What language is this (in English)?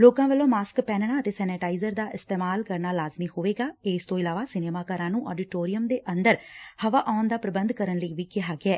Punjabi